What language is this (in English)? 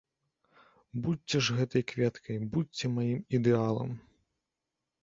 Belarusian